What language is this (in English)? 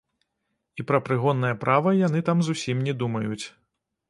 Belarusian